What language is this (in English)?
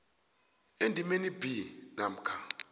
South Ndebele